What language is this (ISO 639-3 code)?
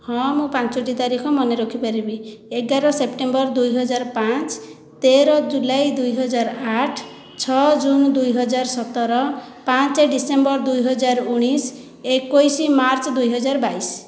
ori